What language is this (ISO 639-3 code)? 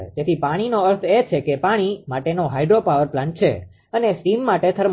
guj